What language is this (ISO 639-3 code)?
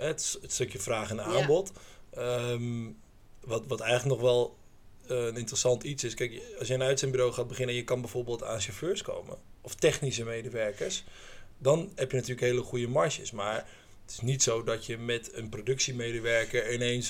nld